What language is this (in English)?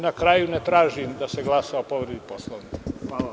Serbian